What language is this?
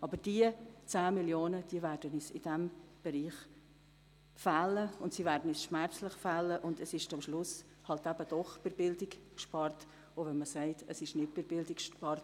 Swiss German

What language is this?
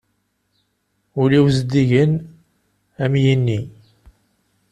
Kabyle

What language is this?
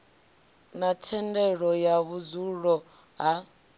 Venda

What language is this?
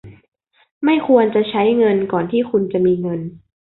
Thai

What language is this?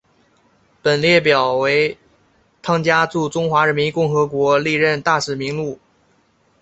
Chinese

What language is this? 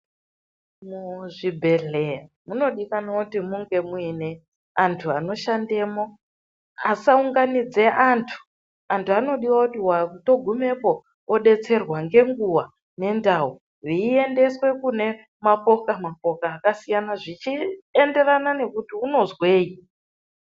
Ndau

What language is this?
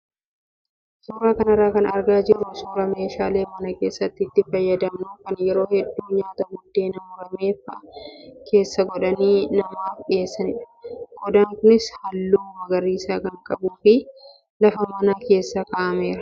Oromo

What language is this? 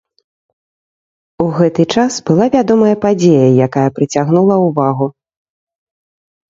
Belarusian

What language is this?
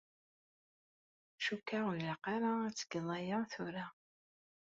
Kabyle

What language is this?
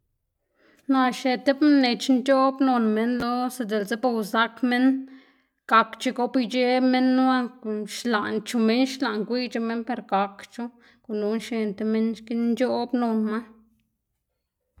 Xanaguía Zapotec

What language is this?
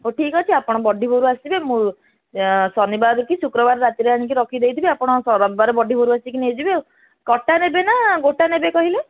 Odia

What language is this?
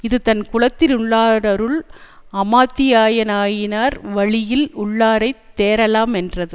Tamil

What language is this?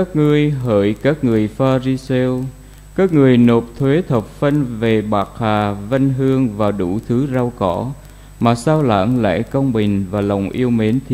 Vietnamese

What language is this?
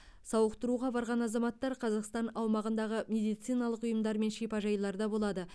Kazakh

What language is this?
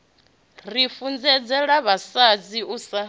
Venda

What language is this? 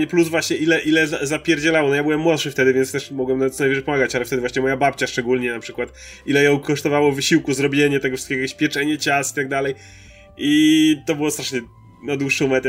Polish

